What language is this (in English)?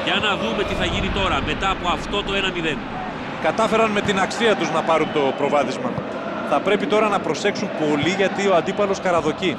Greek